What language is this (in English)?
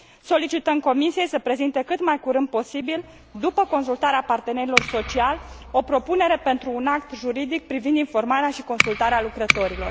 Romanian